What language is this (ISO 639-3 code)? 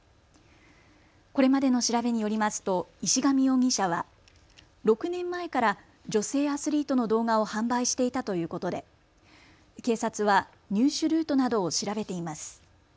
jpn